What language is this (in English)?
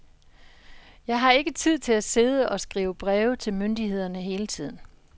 Danish